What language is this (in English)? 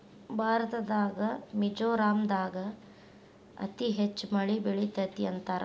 Kannada